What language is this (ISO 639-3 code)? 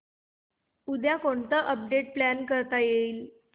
mar